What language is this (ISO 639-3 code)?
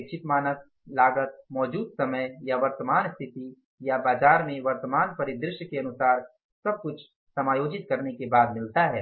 hin